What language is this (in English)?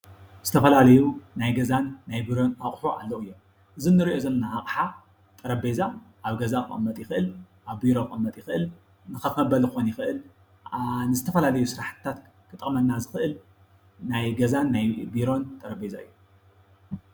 Tigrinya